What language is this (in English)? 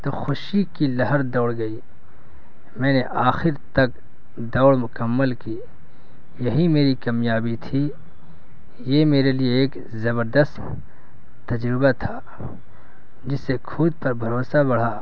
Urdu